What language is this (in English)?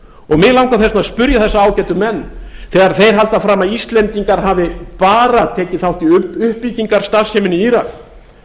Icelandic